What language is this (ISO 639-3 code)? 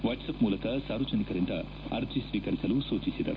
kan